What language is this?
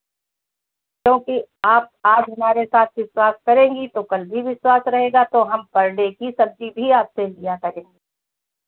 Hindi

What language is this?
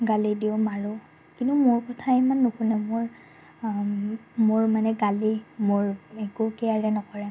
Assamese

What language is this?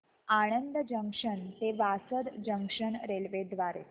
Marathi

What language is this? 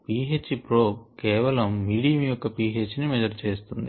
Telugu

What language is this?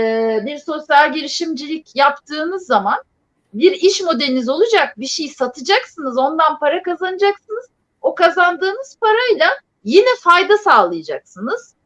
Turkish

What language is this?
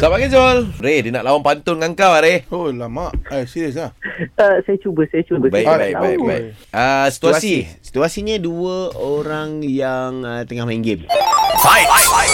Malay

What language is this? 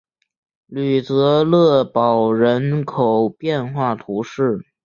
Chinese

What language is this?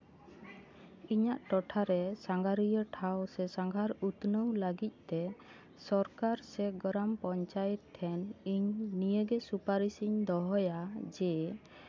Santali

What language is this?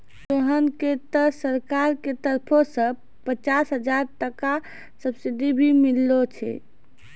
Maithili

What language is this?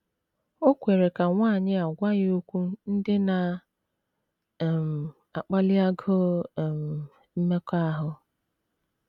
Igbo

